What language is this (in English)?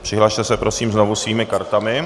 Czech